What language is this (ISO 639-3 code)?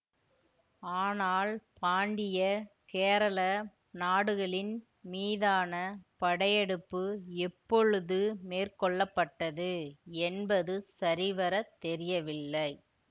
tam